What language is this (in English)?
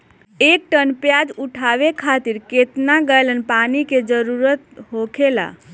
Bhojpuri